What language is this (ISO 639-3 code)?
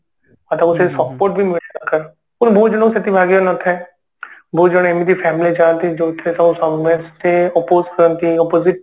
ori